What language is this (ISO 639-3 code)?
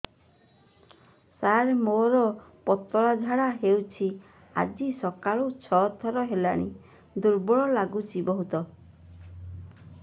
ori